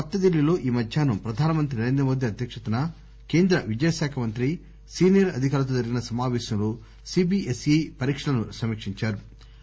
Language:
Telugu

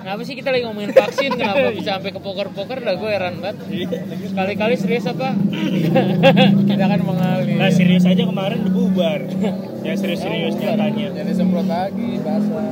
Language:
Indonesian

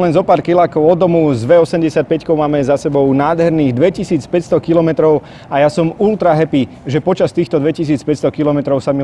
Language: Italian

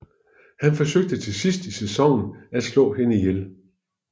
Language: Danish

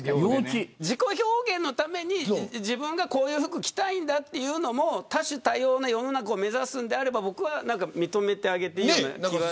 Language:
Japanese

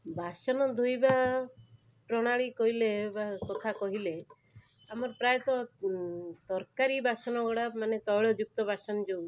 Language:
Odia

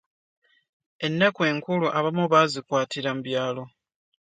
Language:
Ganda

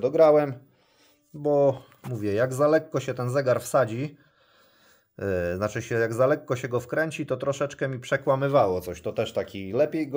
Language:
Polish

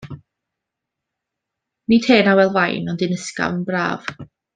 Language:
Welsh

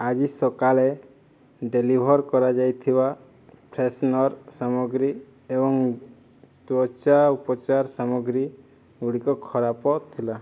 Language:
Odia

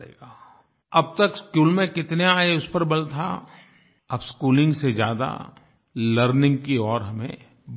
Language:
Hindi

